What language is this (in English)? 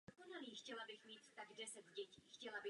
Czech